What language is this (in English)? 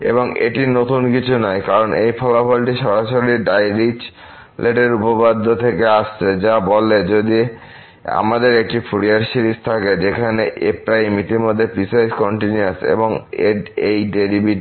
Bangla